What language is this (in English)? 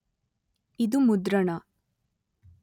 Kannada